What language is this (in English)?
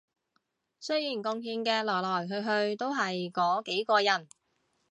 Cantonese